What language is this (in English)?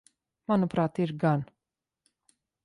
Latvian